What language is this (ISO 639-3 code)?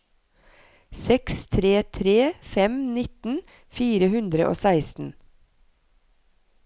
nor